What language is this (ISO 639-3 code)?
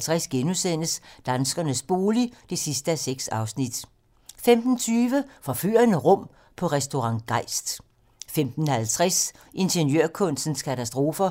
dan